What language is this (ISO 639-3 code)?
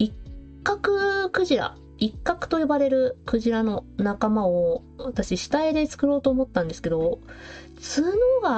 jpn